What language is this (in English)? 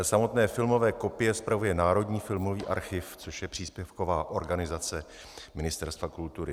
Czech